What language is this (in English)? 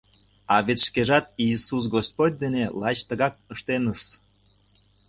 Mari